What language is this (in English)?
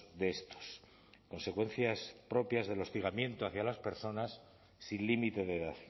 Spanish